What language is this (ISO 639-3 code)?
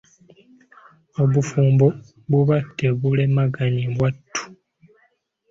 lug